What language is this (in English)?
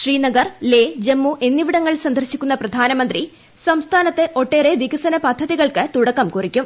Malayalam